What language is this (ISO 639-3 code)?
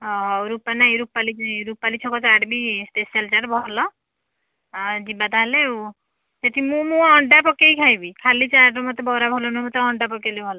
ori